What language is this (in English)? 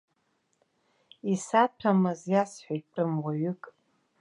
Abkhazian